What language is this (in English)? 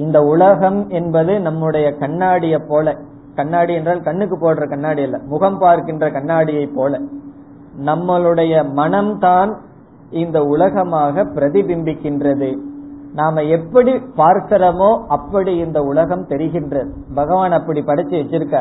Tamil